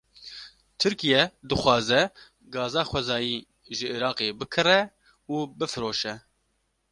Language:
Kurdish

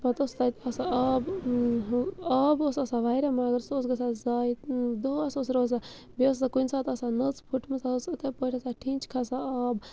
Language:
Kashmiri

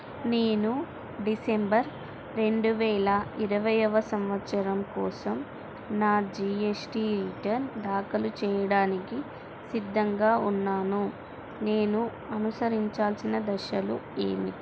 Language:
Telugu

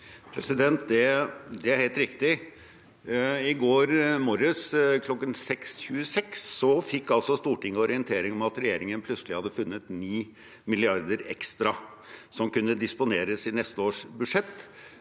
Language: Norwegian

